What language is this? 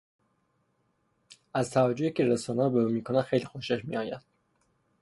Persian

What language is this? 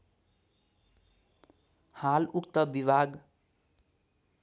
Nepali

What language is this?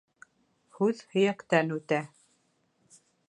Bashkir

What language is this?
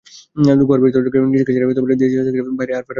Bangla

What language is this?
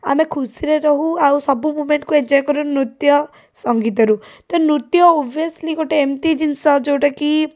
Odia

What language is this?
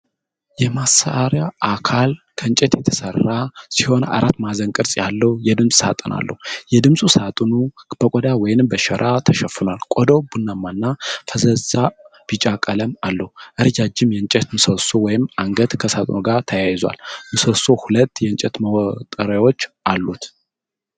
Amharic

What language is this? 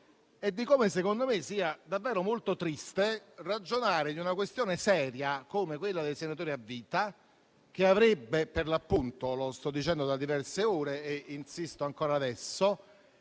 Italian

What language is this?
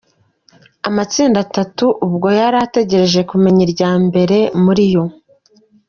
Kinyarwanda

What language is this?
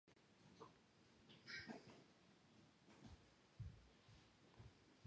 Georgian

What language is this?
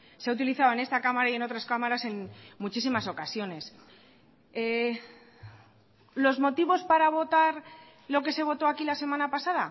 Spanish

